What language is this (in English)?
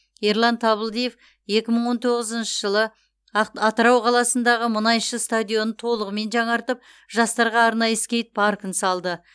Kazakh